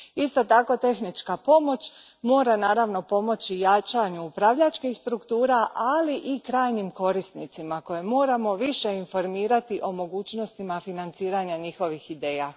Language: Croatian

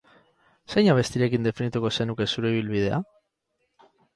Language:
Basque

